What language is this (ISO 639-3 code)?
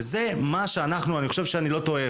heb